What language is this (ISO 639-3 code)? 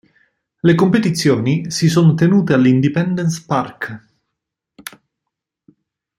ita